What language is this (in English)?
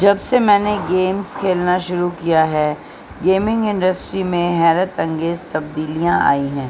Urdu